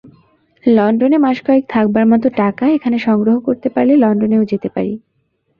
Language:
Bangla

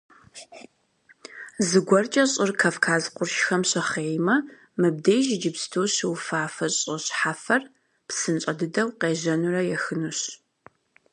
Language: Kabardian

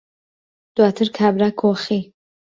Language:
Central Kurdish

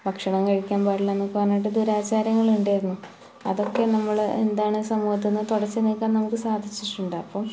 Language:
Malayalam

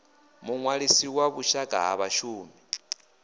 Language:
Venda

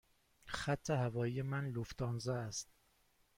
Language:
Persian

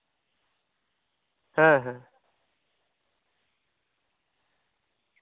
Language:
Santali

